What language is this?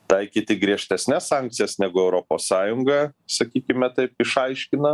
Lithuanian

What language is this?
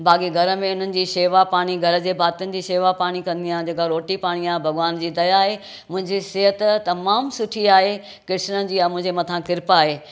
Sindhi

